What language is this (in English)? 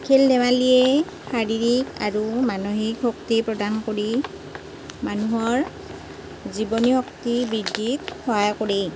Assamese